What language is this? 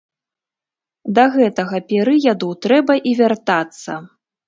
Belarusian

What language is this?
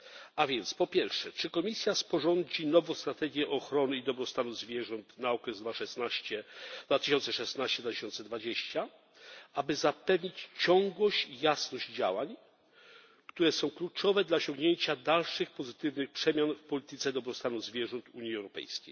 Polish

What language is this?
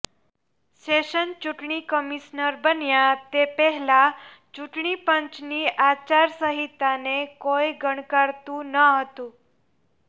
Gujarati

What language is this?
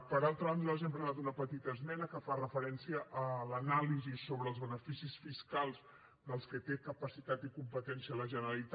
Catalan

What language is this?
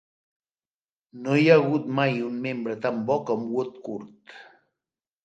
Catalan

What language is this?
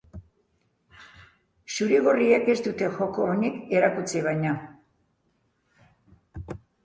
Basque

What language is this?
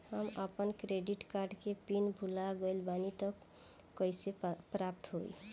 Bhojpuri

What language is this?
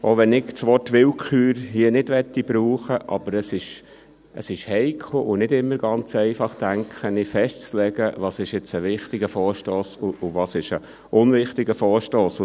Swiss German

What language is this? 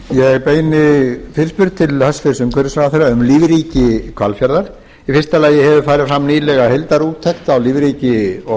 Icelandic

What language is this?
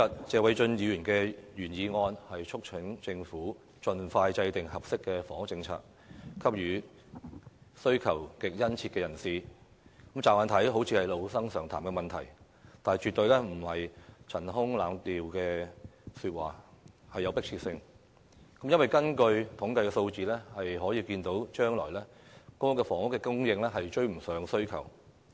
Cantonese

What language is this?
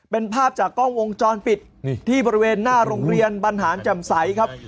Thai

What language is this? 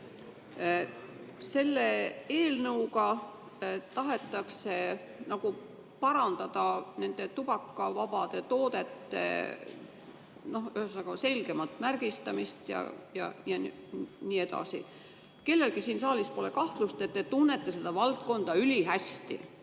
Estonian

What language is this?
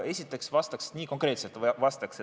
Estonian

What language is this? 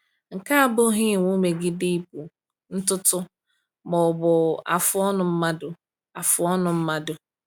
Igbo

